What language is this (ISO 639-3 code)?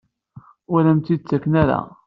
kab